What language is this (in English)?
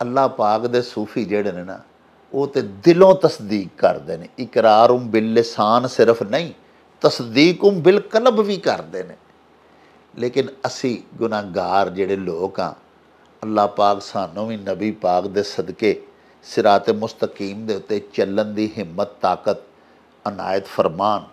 Punjabi